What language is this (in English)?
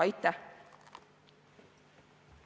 Estonian